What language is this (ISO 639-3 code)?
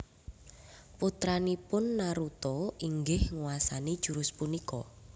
jav